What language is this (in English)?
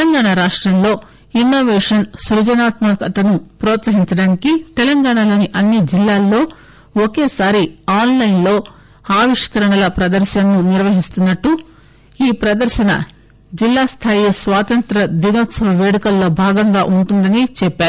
Telugu